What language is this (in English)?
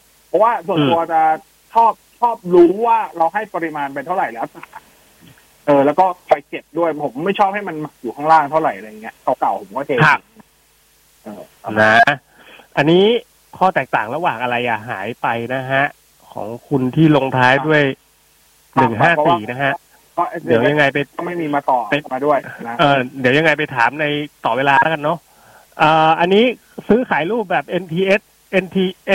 Thai